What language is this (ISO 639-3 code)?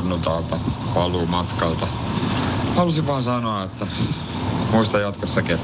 fin